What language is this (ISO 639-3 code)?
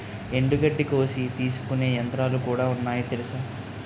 tel